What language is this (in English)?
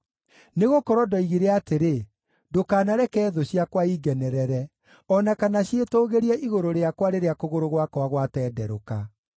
Kikuyu